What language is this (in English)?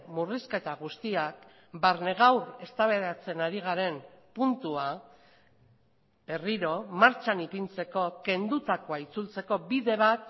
Basque